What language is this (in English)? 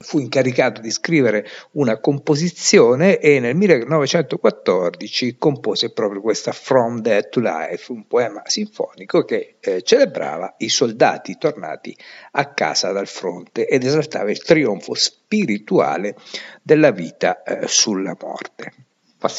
Italian